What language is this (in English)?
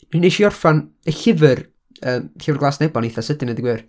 Welsh